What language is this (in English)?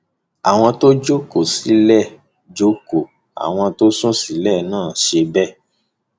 Yoruba